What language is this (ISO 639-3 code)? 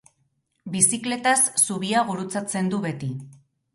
eus